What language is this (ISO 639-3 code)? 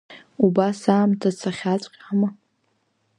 abk